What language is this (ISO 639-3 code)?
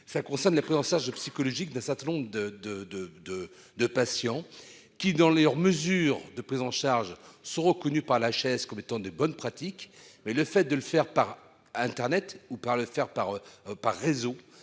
fra